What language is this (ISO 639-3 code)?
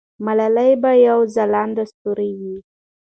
pus